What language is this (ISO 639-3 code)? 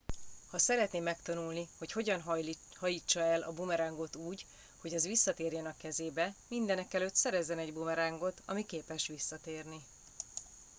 hun